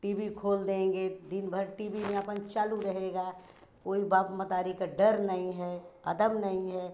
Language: Hindi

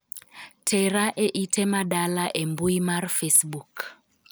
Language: Luo (Kenya and Tanzania)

